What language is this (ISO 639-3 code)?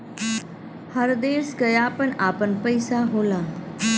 bho